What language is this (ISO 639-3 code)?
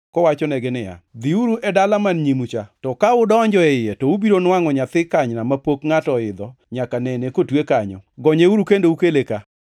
luo